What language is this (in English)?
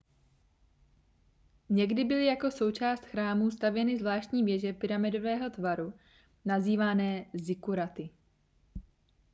Czech